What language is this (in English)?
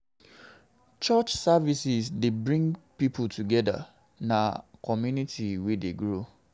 Nigerian Pidgin